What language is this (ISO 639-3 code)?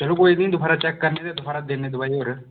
doi